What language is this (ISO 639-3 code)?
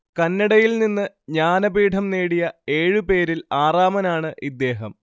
mal